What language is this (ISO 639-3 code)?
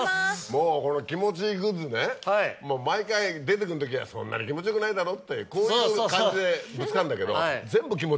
jpn